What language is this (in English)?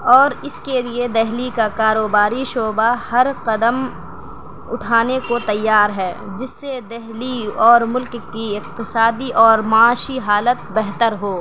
Urdu